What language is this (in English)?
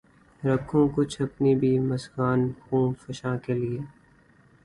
Urdu